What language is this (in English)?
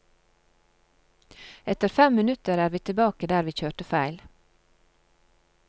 Norwegian